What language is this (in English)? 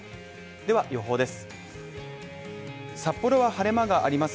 Japanese